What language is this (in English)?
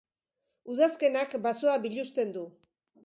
Basque